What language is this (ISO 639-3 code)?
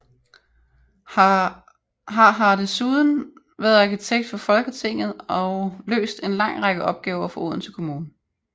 dan